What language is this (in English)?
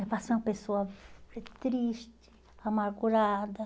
Portuguese